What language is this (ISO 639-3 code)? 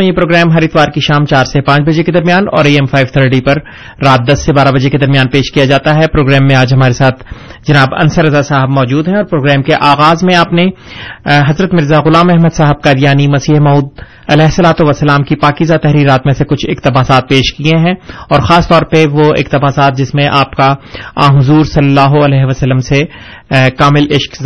urd